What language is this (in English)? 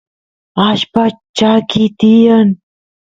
Santiago del Estero Quichua